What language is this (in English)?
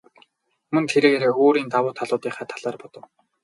Mongolian